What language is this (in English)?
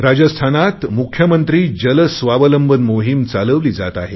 Marathi